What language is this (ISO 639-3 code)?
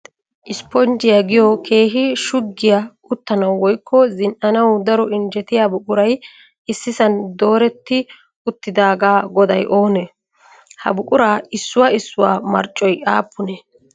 wal